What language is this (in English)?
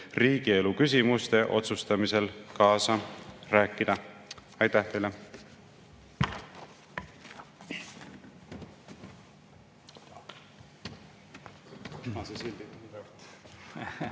Estonian